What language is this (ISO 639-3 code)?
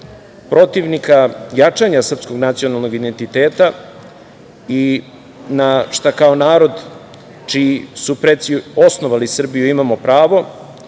srp